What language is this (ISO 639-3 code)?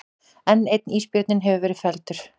isl